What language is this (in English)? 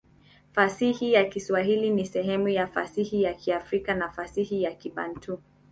Swahili